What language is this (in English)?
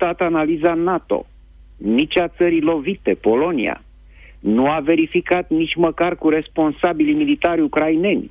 Romanian